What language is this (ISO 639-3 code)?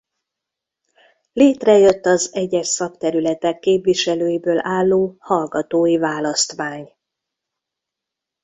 hun